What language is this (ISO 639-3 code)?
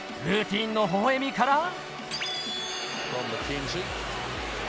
jpn